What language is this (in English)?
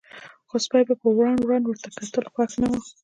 Pashto